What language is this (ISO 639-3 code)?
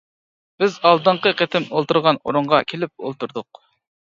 uig